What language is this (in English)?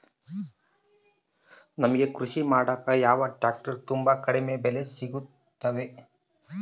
Kannada